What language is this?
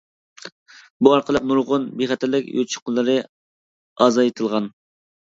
Uyghur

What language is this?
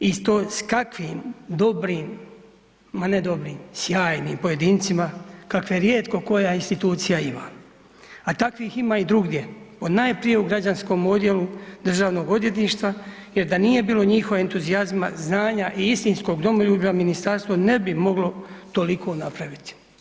Croatian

